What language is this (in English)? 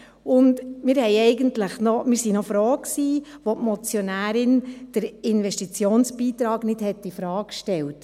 Swiss German